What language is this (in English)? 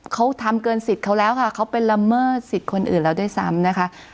Thai